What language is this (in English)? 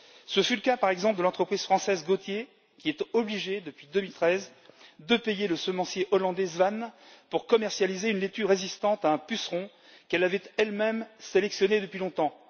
French